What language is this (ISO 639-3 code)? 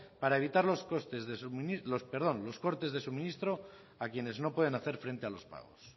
spa